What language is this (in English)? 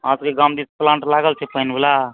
Maithili